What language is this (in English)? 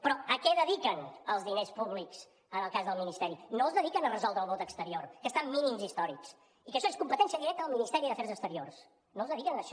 Catalan